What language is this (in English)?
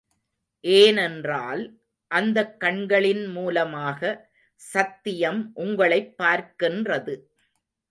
Tamil